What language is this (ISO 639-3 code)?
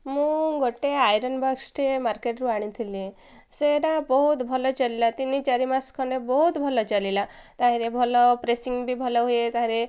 ori